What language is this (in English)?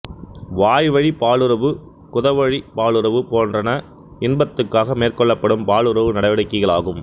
Tamil